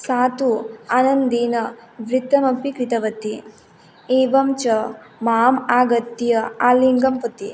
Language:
Sanskrit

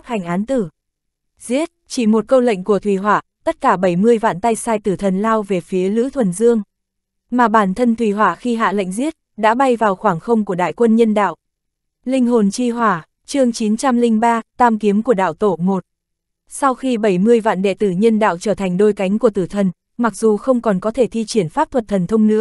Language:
Vietnamese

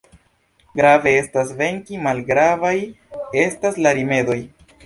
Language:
Esperanto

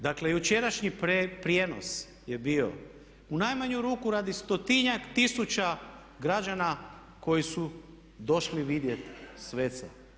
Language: Croatian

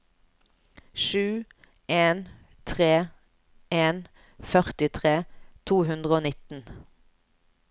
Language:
Norwegian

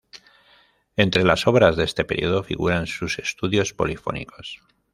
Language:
Spanish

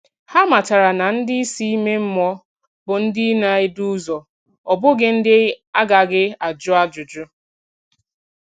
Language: Igbo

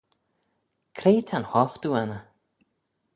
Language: Manx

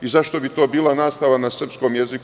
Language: Serbian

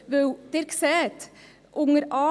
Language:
Swiss German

